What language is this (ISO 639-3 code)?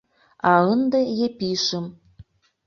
chm